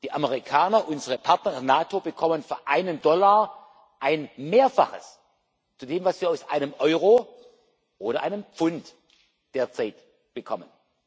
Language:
German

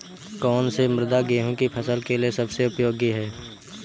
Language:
Hindi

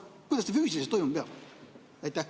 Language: Estonian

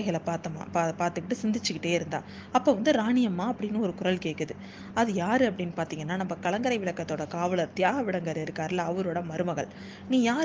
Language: Tamil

